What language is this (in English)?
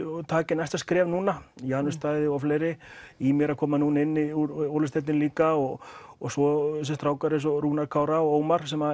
Icelandic